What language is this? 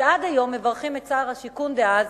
Hebrew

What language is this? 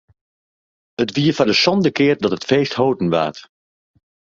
Western Frisian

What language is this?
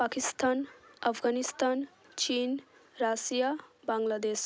Bangla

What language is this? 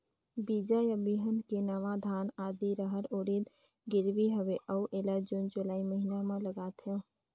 Chhattisgarhi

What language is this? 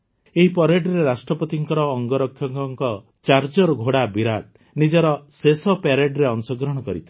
Odia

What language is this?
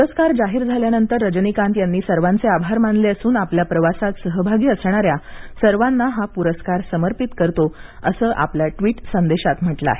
Marathi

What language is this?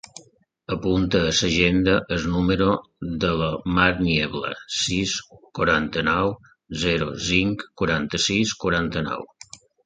Catalan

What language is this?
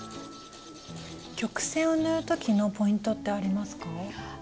Japanese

